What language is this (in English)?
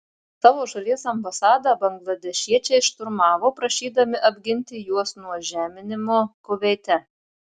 Lithuanian